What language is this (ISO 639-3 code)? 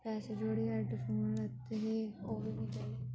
doi